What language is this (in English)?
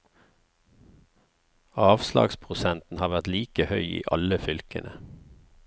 Norwegian